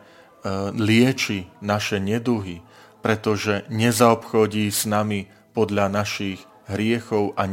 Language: Slovak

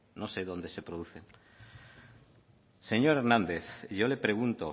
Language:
Spanish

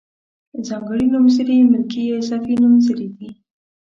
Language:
Pashto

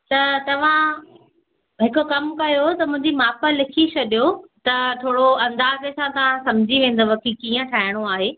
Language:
Sindhi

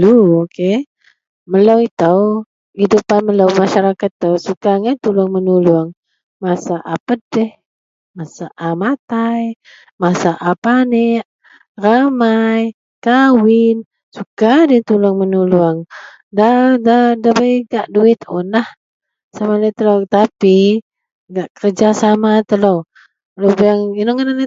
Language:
Central Melanau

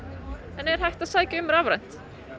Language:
Icelandic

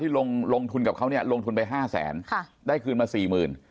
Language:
Thai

